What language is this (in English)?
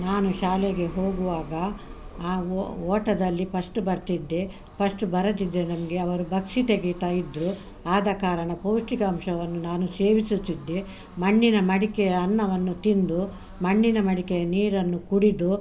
Kannada